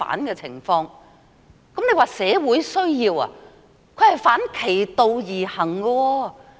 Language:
Cantonese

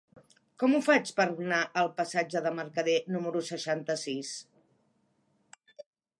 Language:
Catalan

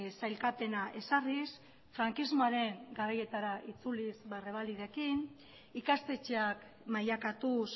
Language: Basque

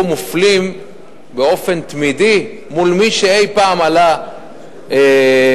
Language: Hebrew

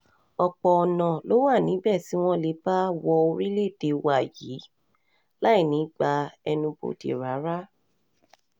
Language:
Yoruba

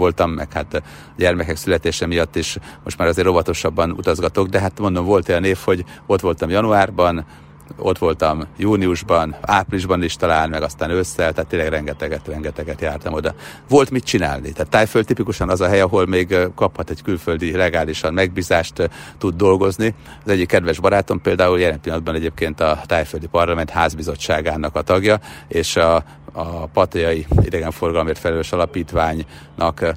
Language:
Hungarian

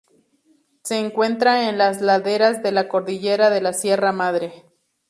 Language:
Spanish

